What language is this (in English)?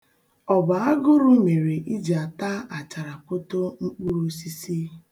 Igbo